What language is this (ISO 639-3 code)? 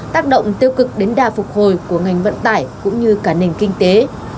vie